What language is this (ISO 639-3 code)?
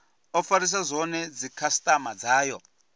ven